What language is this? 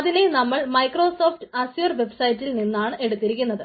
Malayalam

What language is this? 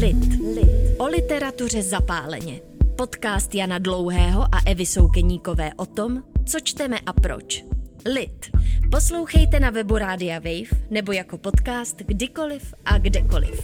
Czech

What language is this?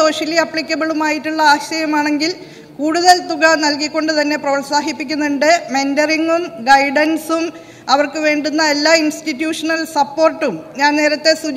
Malayalam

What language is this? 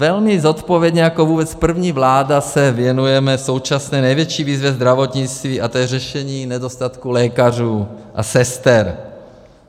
Czech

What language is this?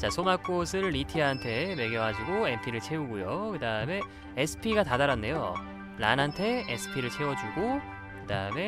Korean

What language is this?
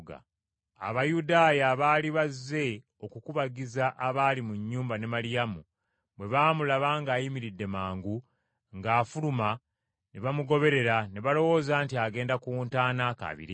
Ganda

